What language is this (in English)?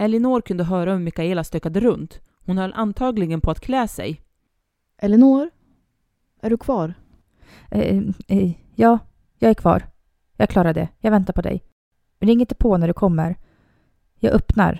Swedish